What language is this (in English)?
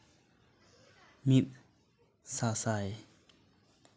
Santali